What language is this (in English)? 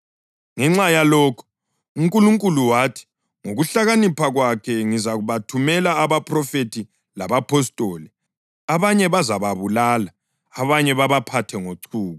North Ndebele